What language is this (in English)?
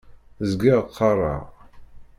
Kabyle